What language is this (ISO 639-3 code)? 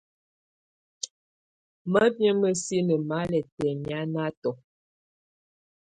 tvu